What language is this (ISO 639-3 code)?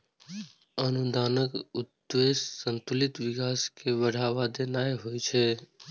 mai